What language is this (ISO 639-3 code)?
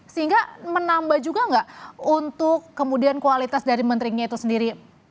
ind